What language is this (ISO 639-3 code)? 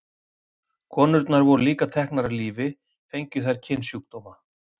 isl